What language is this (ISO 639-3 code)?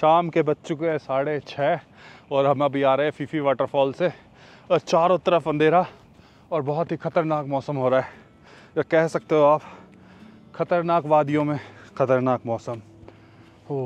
hin